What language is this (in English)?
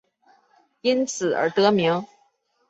Chinese